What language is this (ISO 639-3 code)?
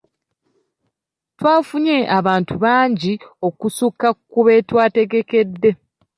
lug